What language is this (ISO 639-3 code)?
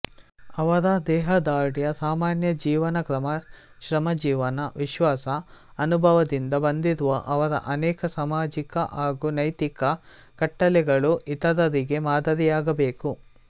kan